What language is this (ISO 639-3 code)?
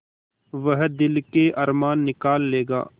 hin